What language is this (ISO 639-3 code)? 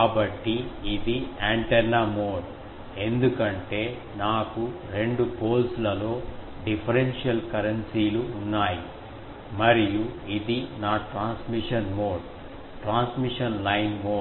tel